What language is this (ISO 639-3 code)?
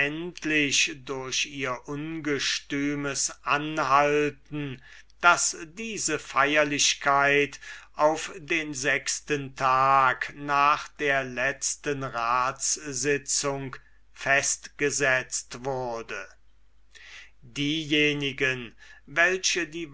deu